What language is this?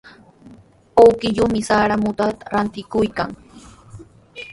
Sihuas Ancash Quechua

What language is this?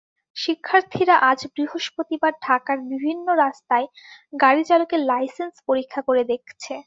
Bangla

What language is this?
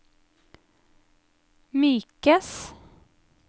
Norwegian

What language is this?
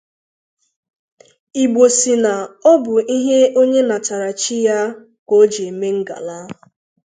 Igbo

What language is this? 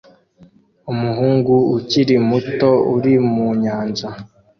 Kinyarwanda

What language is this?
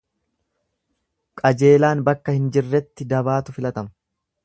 Oromo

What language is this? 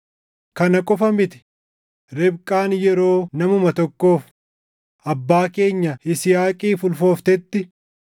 Oromo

